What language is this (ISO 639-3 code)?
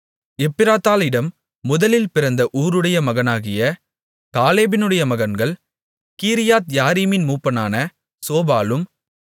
tam